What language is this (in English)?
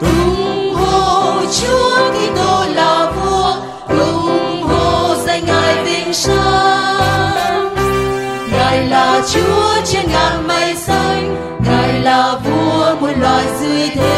Thai